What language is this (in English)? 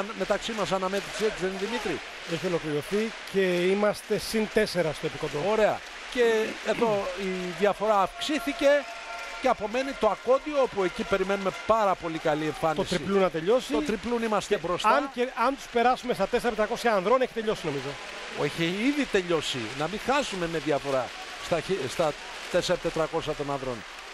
Greek